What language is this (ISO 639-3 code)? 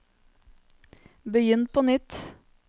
nor